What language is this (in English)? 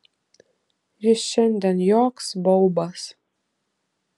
Lithuanian